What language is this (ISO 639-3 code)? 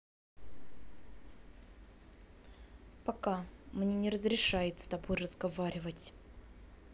rus